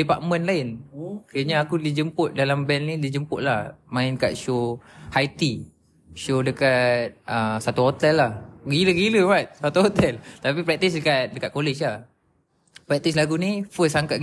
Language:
Malay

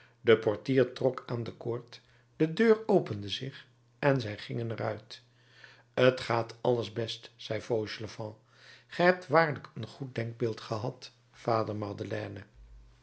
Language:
Dutch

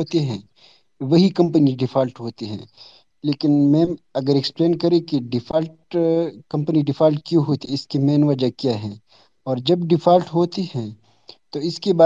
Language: Urdu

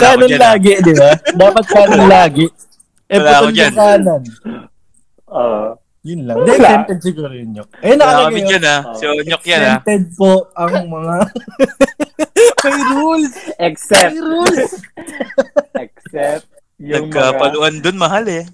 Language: Filipino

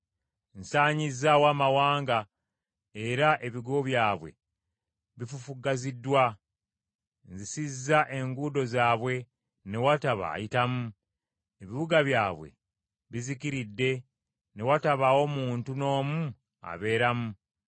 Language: Ganda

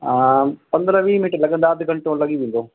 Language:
Sindhi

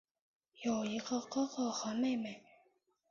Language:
Chinese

